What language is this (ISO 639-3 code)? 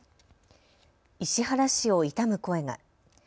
jpn